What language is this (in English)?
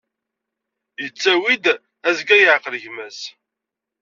Kabyle